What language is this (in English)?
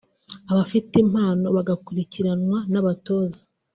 Kinyarwanda